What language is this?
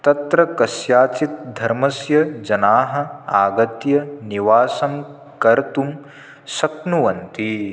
Sanskrit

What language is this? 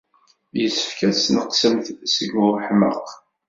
Kabyle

